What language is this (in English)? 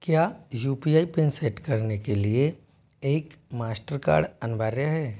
Hindi